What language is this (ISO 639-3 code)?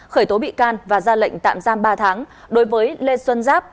vie